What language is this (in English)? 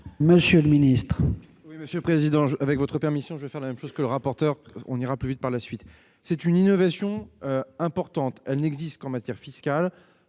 French